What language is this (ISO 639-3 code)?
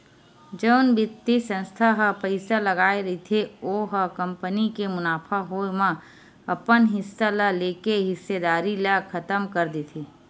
hne